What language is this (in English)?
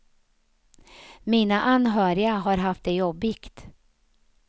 Swedish